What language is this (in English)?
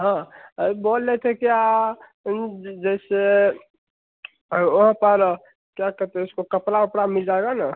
Hindi